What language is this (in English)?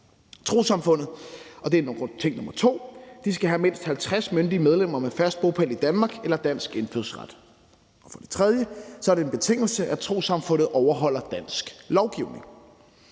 Danish